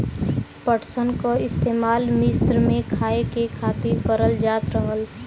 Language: Bhojpuri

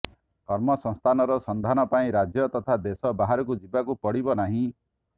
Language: Odia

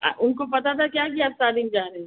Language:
Hindi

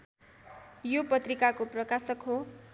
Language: Nepali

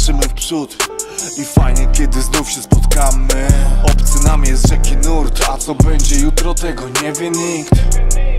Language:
Polish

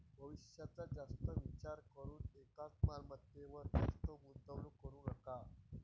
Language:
Marathi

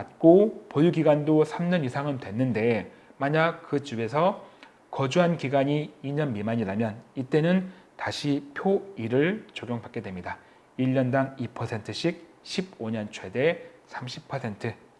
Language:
Korean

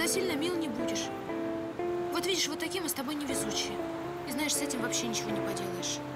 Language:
Russian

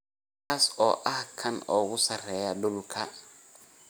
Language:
Somali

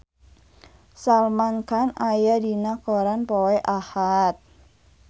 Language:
Sundanese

